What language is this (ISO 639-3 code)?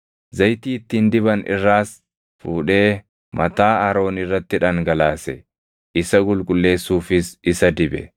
orm